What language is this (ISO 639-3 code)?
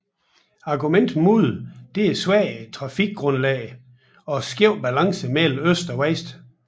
dan